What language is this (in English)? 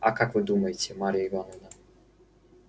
Russian